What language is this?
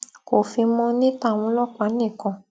Yoruba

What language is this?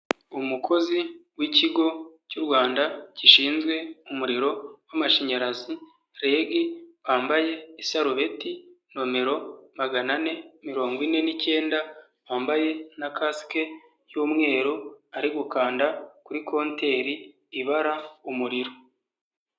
Kinyarwanda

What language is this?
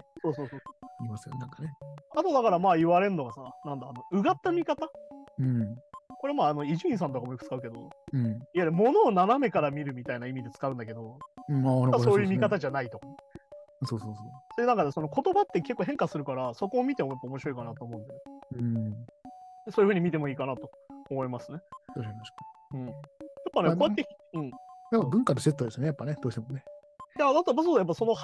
Japanese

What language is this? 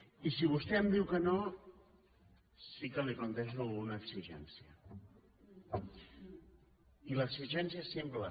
Catalan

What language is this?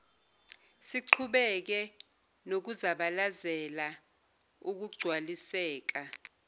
Zulu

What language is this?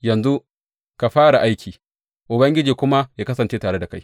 Hausa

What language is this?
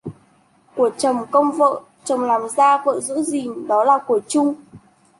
Vietnamese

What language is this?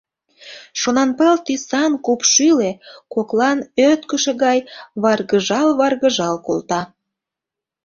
Mari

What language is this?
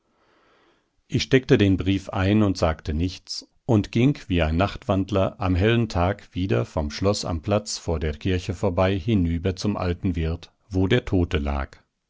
German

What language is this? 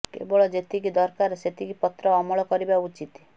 Odia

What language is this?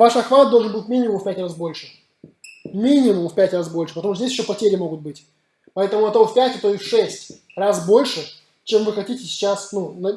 Russian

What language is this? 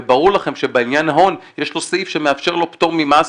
Hebrew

